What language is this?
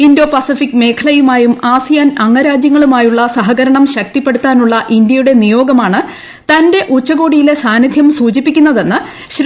Malayalam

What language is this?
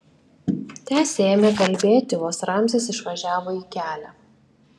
Lithuanian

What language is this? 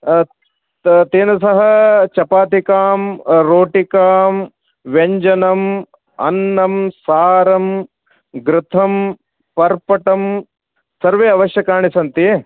Sanskrit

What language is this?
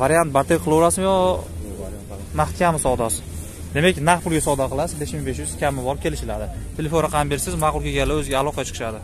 Turkish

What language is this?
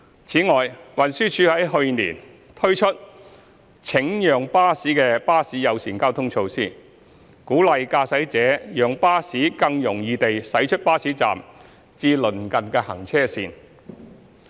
Cantonese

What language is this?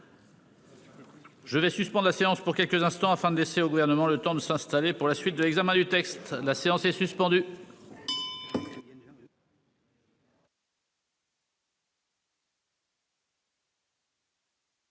French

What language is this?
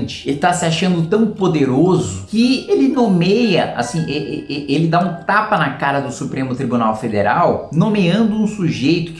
Portuguese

